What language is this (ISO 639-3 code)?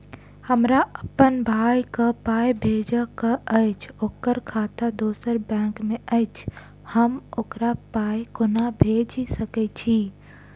mai